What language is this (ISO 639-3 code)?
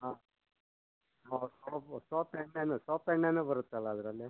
kan